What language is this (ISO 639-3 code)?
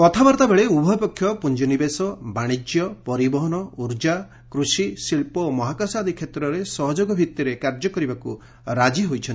ori